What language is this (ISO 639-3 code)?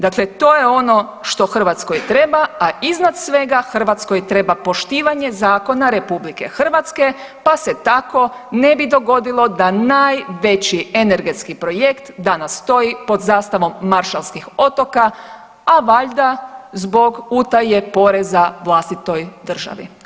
hrv